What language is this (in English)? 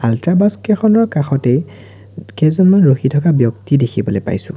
Assamese